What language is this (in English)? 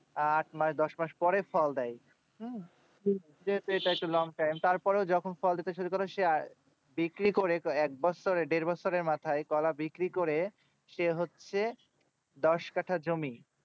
Bangla